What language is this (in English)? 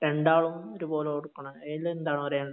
Malayalam